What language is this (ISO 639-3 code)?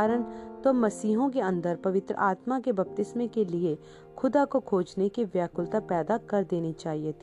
hin